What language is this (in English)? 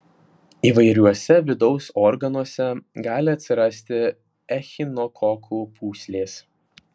Lithuanian